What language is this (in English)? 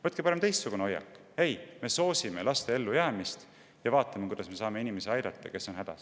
Estonian